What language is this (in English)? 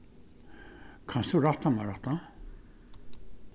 Faroese